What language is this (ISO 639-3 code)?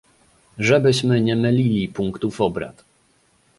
pol